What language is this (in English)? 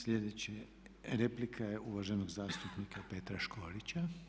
Croatian